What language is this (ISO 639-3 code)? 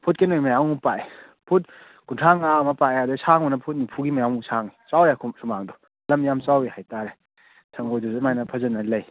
mni